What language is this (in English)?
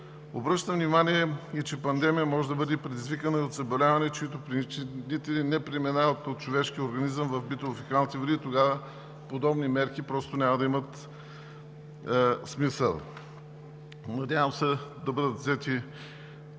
Bulgarian